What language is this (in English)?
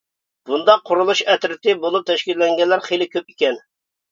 Uyghur